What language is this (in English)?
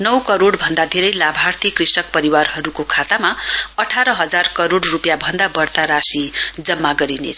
Nepali